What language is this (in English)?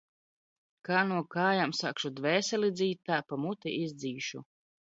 Latvian